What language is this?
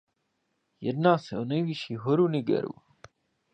Czech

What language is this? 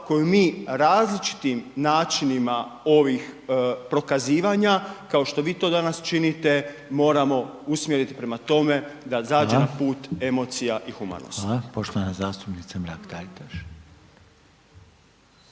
Croatian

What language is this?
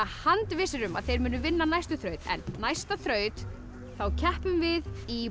Icelandic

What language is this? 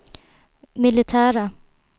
Swedish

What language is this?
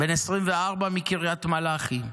Hebrew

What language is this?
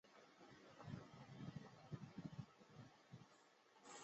Chinese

